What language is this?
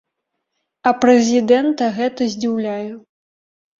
Belarusian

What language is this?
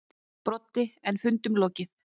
Icelandic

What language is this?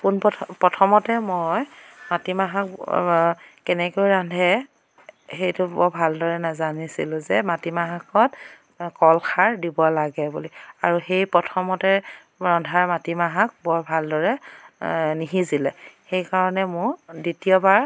Assamese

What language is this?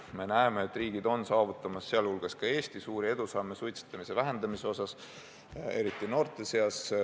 Estonian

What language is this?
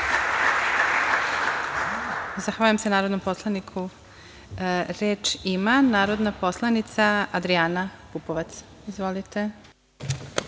Serbian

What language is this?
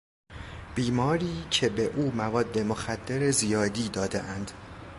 Persian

